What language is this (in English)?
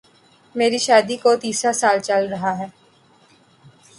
Urdu